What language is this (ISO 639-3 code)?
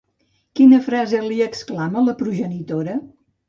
cat